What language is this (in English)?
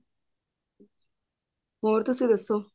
Punjabi